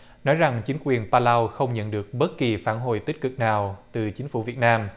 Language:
Vietnamese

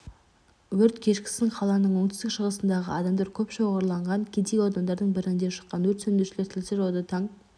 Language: Kazakh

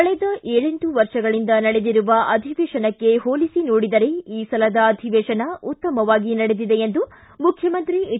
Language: Kannada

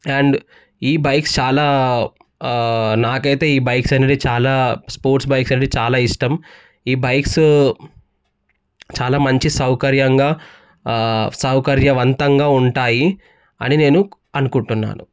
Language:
Telugu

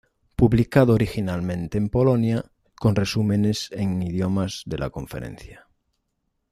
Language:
Spanish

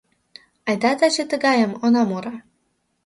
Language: Mari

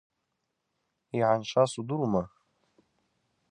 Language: Abaza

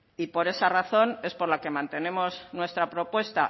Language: Spanish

